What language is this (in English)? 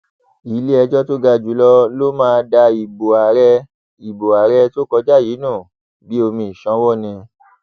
Yoruba